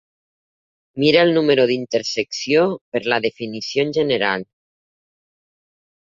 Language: Catalan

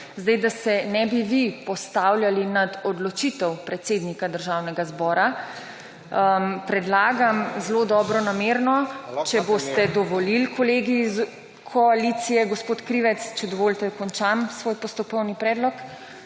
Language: Slovenian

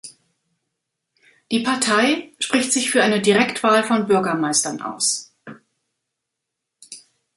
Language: German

